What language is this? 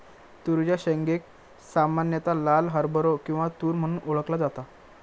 Marathi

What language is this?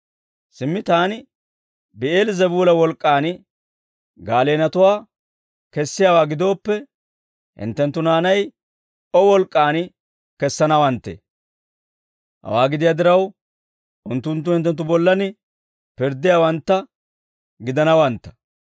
Dawro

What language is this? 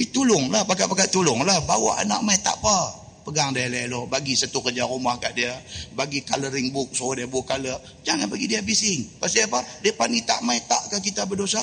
Malay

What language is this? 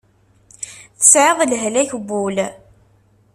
Kabyle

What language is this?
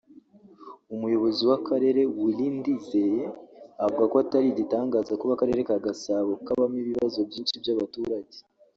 Kinyarwanda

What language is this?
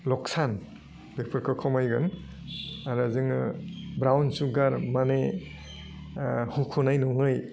Bodo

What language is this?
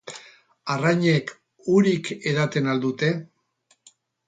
Basque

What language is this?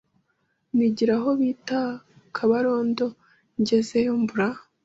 Kinyarwanda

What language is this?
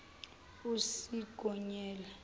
Zulu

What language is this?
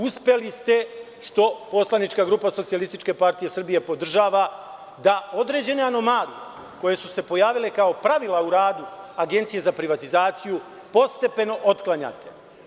Serbian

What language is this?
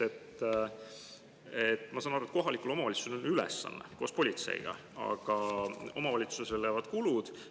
Estonian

